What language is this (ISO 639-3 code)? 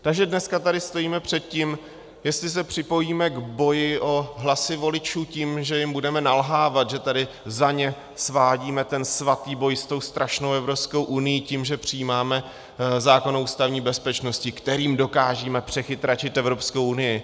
ces